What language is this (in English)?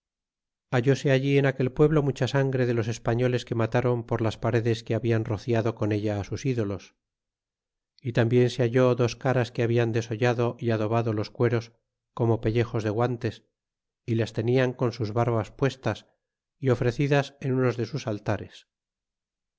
Spanish